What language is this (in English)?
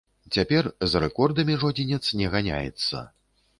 Belarusian